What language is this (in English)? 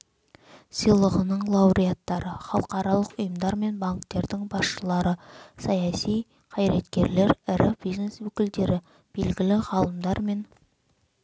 Kazakh